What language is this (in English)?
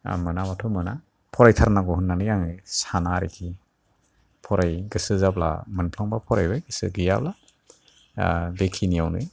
Bodo